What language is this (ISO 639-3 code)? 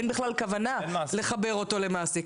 heb